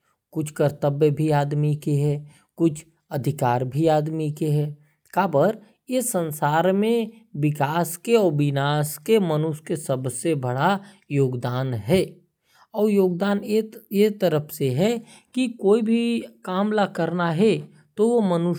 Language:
Korwa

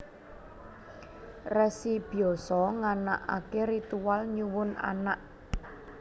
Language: Javanese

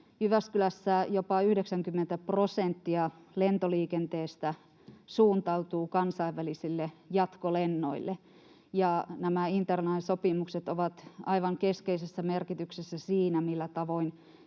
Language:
Finnish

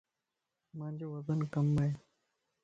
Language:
Lasi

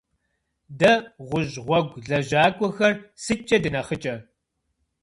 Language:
Kabardian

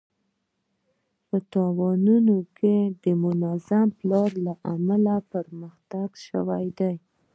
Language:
Pashto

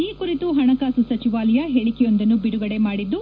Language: Kannada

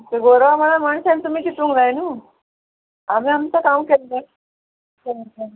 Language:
Konkani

